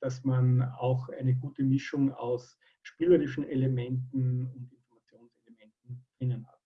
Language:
German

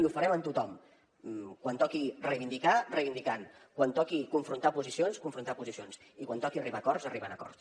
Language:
Catalan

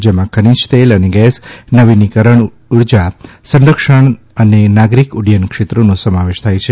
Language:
Gujarati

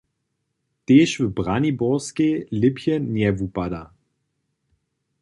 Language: Upper Sorbian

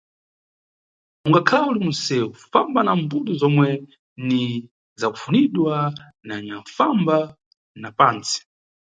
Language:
Nyungwe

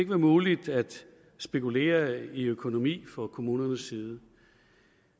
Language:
Danish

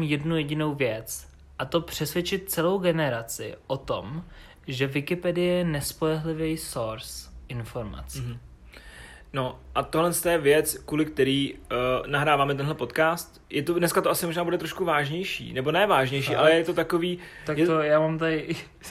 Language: Czech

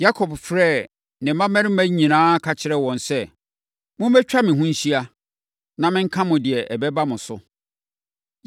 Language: Akan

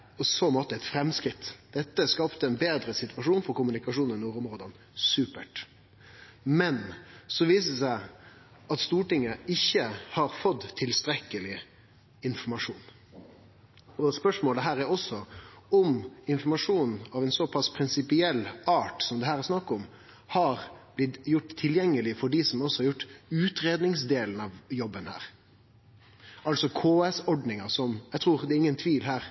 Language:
Norwegian Nynorsk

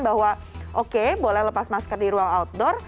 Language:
Indonesian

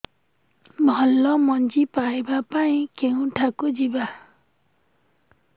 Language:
Odia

